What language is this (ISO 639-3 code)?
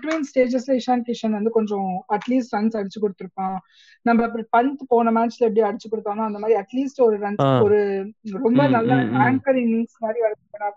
tam